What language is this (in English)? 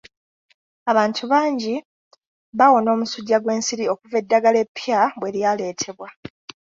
Ganda